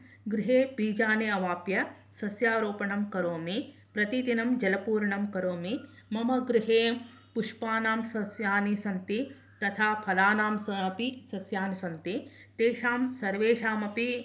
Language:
Sanskrit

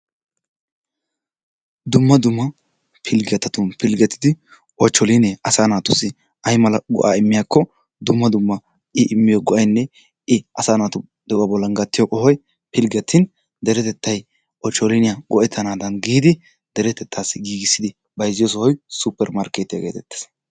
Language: Wolaytta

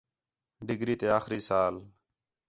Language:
Khetrani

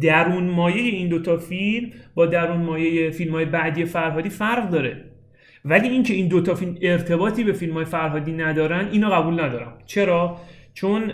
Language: Persian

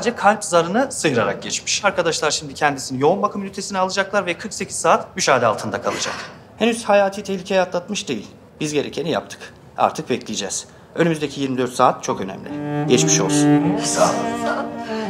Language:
Turkish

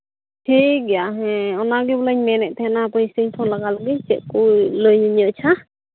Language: Santali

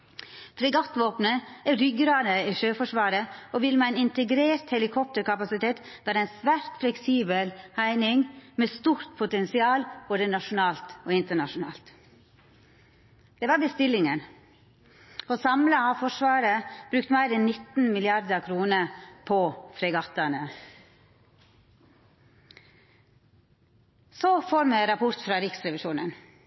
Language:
Norwegian Nynorsk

